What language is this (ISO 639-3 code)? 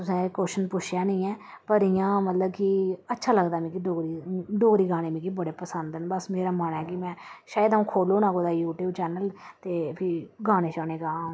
doi